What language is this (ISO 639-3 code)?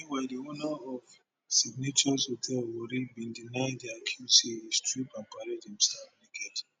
pcm